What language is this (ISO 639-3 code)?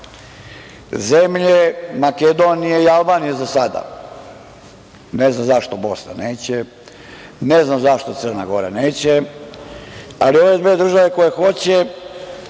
srp